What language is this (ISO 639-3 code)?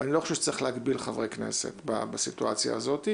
heb